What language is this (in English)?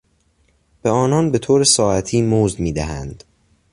Persian